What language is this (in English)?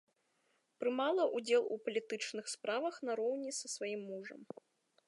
Belarusian